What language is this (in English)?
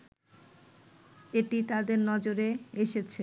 Bangla